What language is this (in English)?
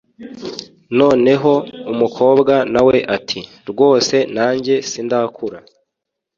Kinyarwanda